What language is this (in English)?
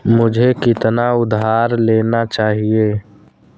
Hindi